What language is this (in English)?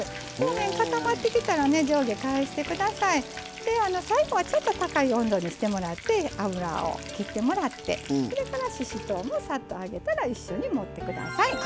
Japanese